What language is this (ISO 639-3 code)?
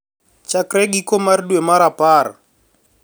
luo